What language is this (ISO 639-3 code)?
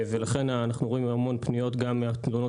heb